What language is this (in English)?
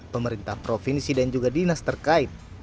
Indonesian